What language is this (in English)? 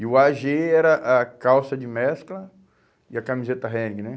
Portuguese